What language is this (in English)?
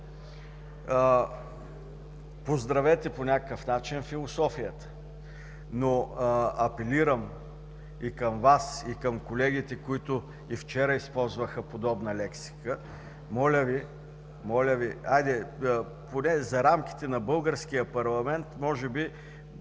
Bulgarian